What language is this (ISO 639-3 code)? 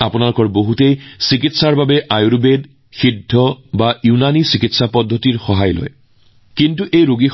asm